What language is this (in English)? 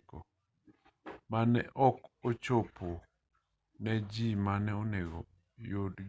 Luo (Kenya and Tanzania)